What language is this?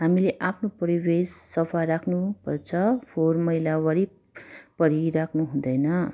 Nepali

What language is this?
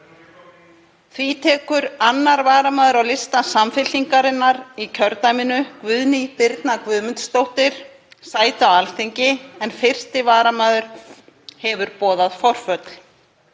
Icelandic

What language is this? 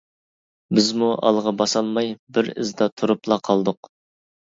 Uyghur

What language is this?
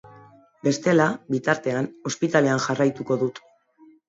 Basque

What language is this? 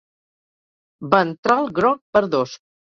Catalan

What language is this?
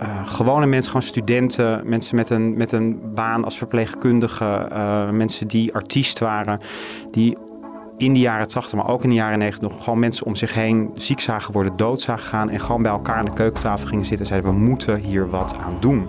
Dutch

